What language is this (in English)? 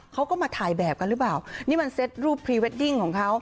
Thai